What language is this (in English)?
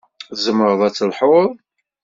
Kabyle